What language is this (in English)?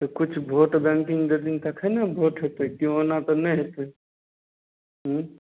Maithili